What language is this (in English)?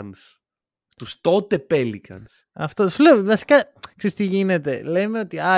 Greek